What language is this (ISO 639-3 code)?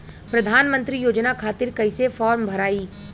bho